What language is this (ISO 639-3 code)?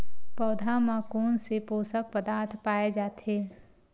hne